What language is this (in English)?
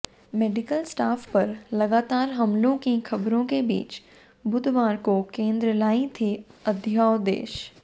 Hindi